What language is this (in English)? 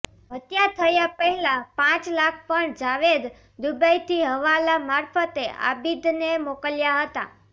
Gujarati